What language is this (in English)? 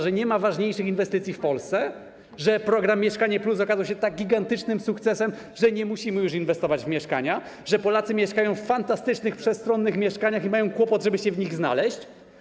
Polish